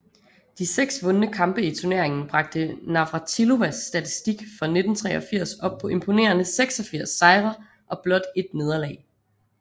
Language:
Danish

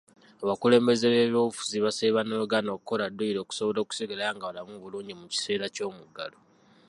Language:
Ganda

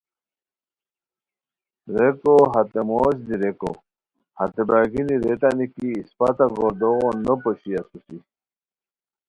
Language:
Khowar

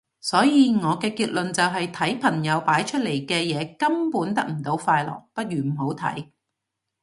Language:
Cantonese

